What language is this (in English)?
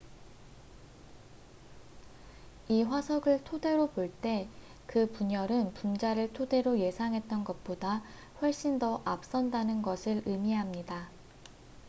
Korean